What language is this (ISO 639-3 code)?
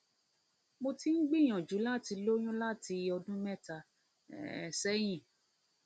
yor